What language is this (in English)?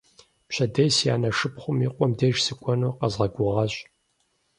Kabardian